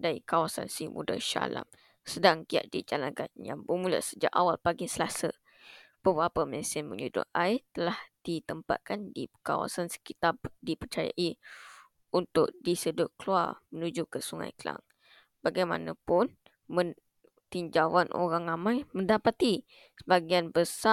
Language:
Malay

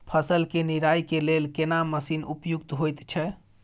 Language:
Maithili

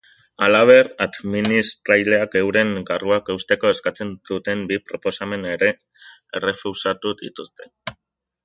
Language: Basque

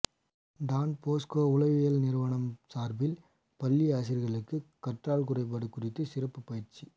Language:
Tamil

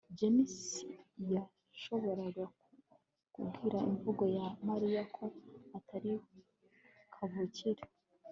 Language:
Kinyarwanda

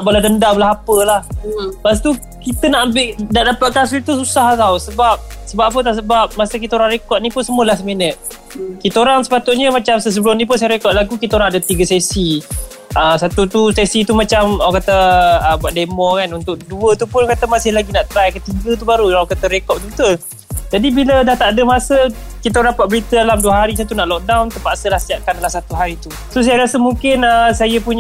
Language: Malay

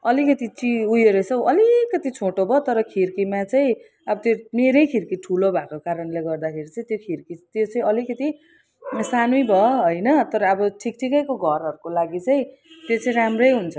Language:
Nepali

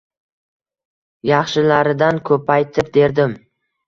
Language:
Uzbek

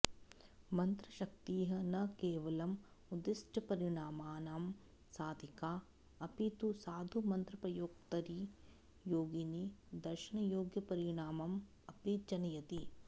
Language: Sanskrit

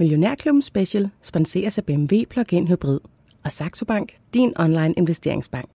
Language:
Danish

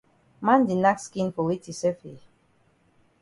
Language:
Cameroon Pidgin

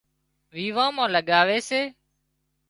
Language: Wadiyara Koli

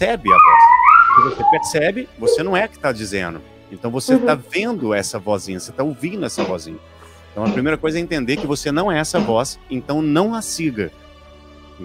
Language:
Portuguese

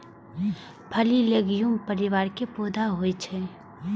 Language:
Maithili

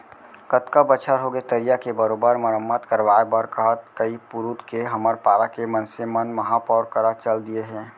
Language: Chhattisgarhi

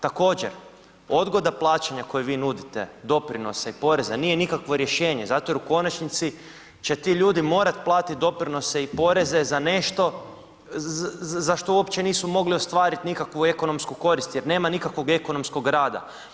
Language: Croatian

